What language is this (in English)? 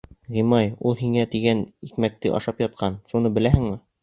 Bashkir